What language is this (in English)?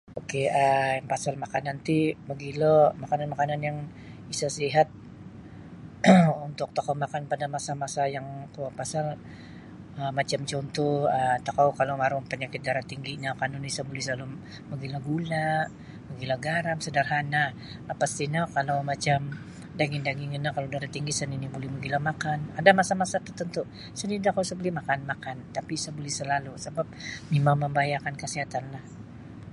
Sabah Bisaya